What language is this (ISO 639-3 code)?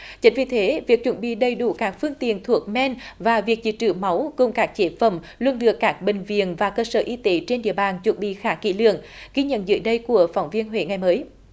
vie